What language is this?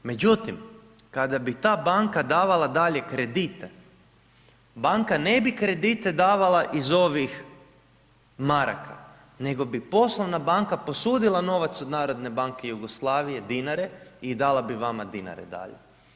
Croatian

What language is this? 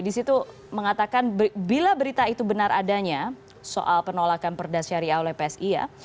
Indonesian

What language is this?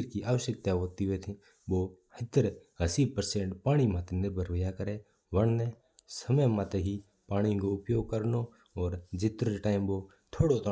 Mewari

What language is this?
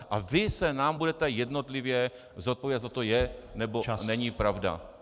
Czech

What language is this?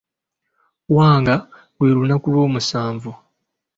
Ganda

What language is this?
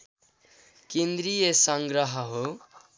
Nepali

